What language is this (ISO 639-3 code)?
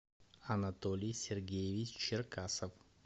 rus